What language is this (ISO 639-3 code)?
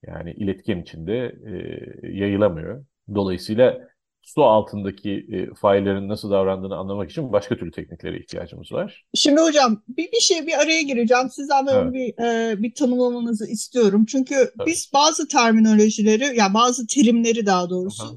tur